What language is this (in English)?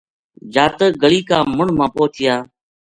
Gujari